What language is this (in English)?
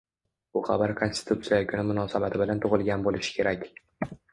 Uzbek